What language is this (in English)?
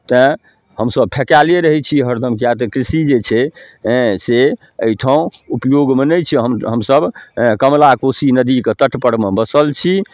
Maithili